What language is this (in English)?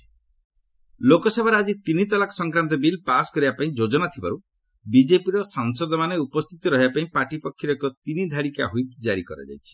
Odia